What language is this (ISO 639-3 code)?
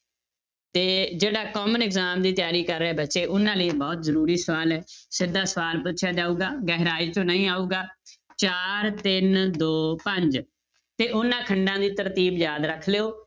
pan